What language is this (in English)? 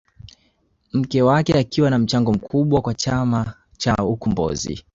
Swahili